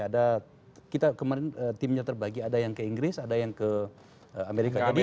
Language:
Indonesian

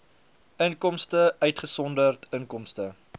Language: Afrikaans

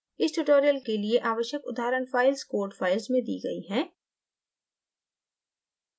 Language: Hindi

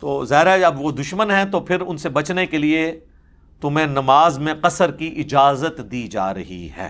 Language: Urdu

